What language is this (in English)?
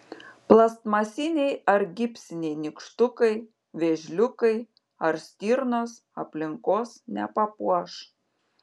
Lithuanian